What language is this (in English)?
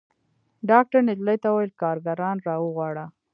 Pashto